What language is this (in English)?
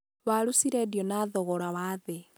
Kikuyu